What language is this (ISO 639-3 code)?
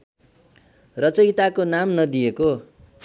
nep